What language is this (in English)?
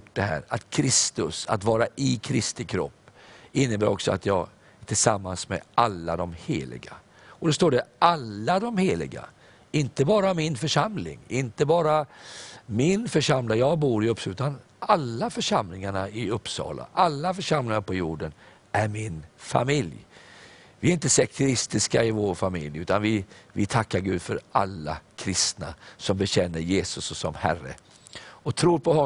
Swedish